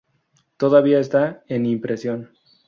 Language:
Spanish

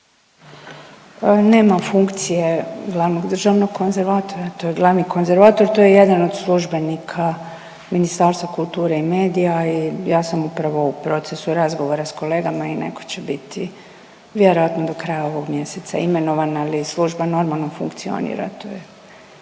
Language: Croatian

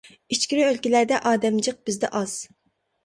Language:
Uyghur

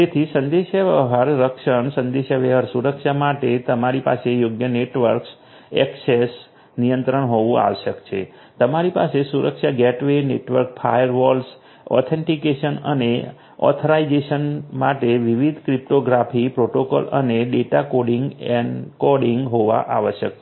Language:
Gujarati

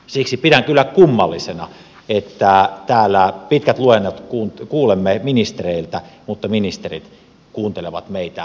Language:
Finnish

